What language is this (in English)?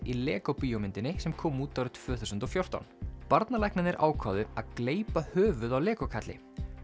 Icelandic